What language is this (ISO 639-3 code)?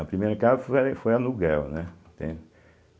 por